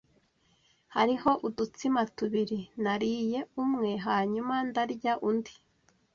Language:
Kinyarwanda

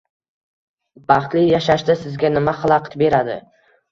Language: Uzbek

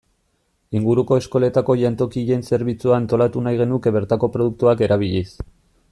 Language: Basque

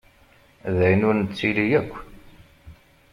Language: Kabyle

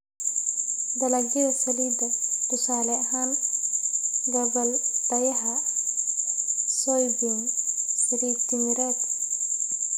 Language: Somali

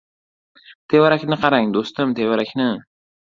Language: Uzbek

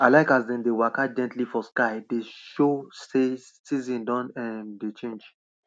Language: Nigerian Pidgin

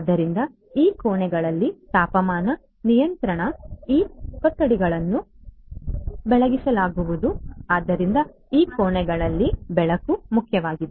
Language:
Kannada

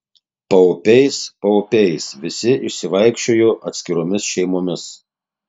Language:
Lithuanian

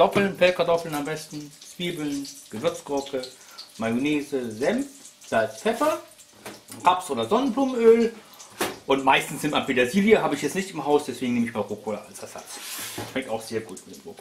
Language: German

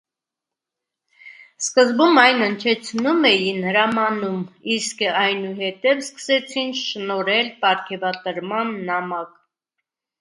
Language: Armenian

